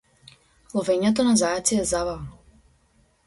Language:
Macedonian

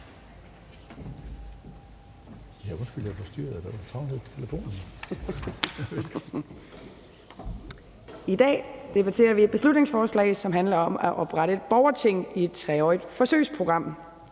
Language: Danish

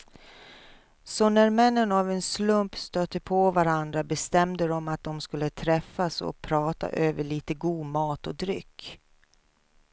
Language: Swedish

